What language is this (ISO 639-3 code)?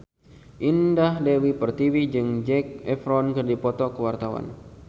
sun